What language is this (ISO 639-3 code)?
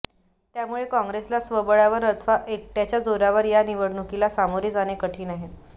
mar